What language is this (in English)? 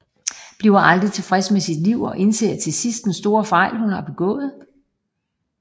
Danish